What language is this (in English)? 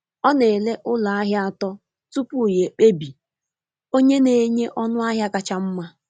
Igbo